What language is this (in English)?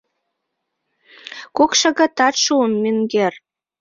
Mari